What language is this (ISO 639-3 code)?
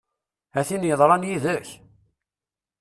kab